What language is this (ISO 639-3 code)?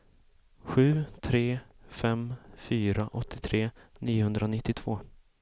swe